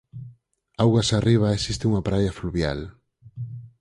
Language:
Galician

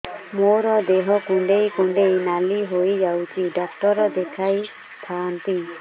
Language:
Odia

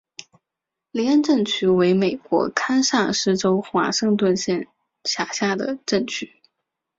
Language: Chinese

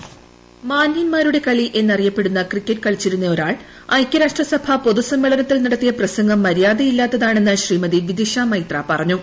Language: Malayalam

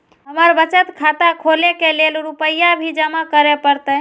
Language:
Maithili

